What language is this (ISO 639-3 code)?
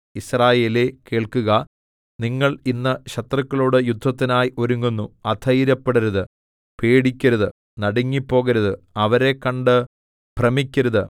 mal